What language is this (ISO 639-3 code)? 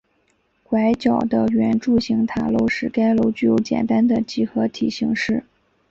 zho